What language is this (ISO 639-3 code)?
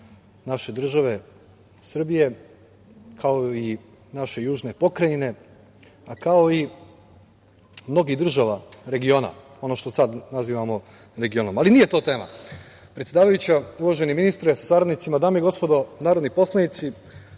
srp